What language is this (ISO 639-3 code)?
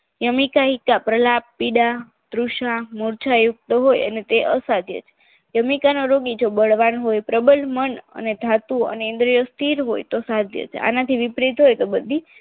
guj